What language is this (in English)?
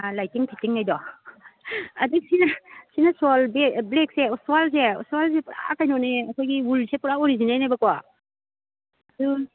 Manipuri